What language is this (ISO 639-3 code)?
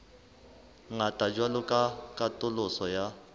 sot